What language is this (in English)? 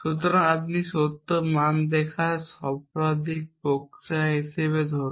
Bangla